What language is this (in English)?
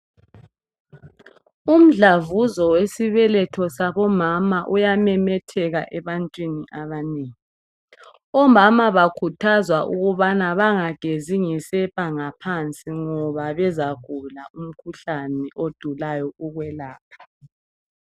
North Ndebele